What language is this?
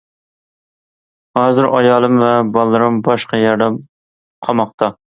Uyghur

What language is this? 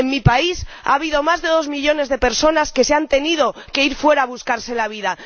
Spanish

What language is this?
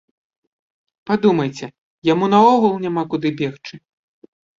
Belarusian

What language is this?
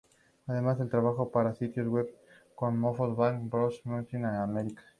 Spanish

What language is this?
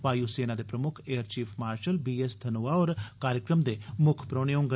Dogri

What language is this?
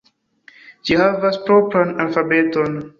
Esperanto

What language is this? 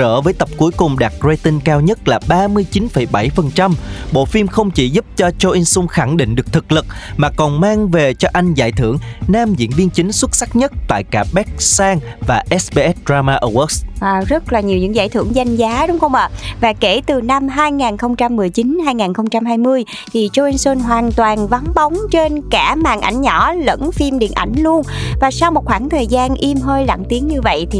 Vietnamese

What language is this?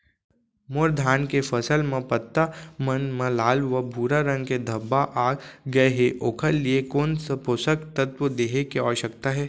Chhattisgarhi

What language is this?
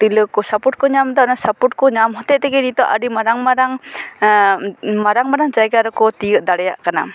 Santali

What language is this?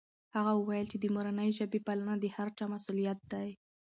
Pashto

